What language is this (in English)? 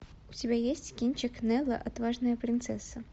Russian